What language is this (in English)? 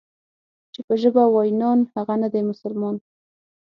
Pashto